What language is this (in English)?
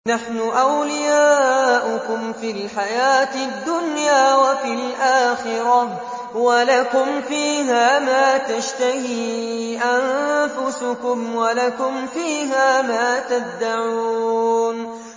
Arabic